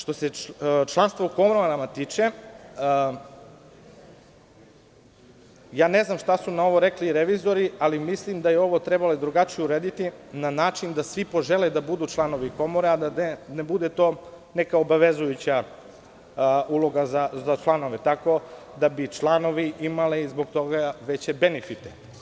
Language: Serbian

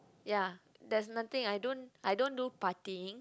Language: English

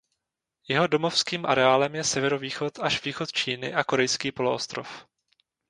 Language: Czech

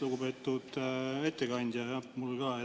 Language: Estonian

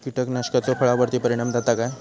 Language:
Marathi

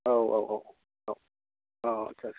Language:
Bodo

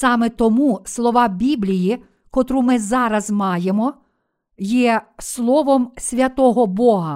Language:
Ukrainian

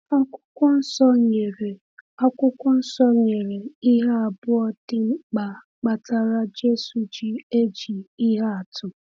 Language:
Igbo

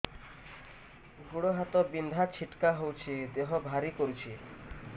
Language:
Odia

